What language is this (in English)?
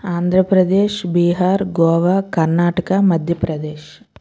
Telugu